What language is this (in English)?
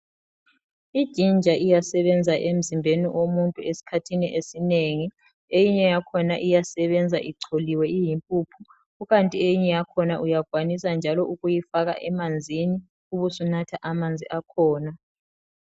North Ndebele